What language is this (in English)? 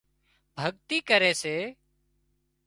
Wadiyara Koli